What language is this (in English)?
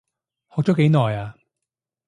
Cantonese